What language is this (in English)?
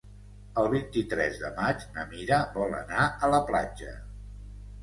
Catalan